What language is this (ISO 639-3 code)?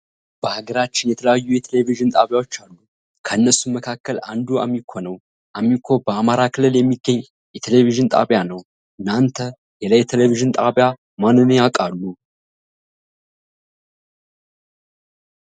amh